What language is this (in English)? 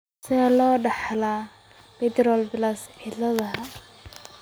Somali